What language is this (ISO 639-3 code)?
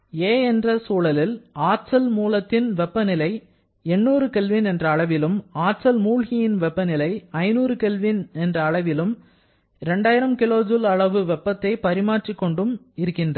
tam